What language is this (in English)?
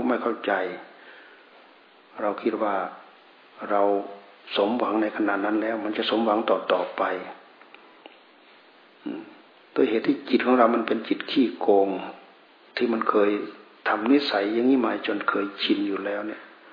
Thai